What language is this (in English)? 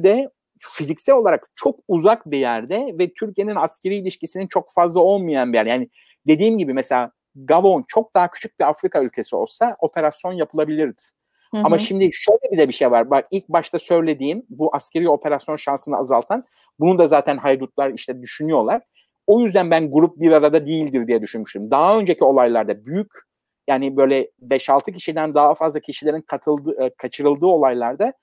Turkish